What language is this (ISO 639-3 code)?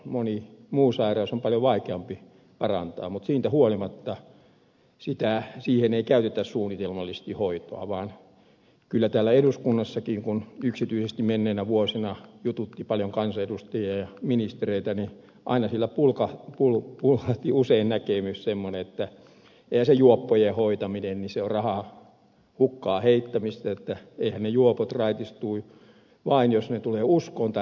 fin